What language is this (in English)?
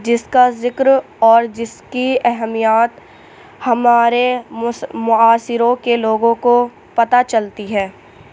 Urdu